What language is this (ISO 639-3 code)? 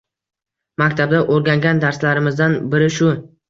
uzb